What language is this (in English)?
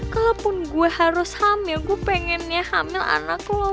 Indonesian